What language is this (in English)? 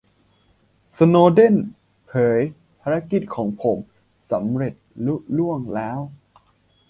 Thai